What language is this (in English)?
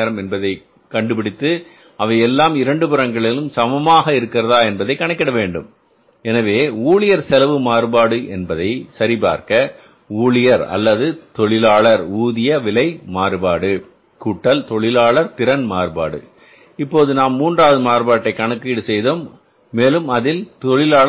Tamil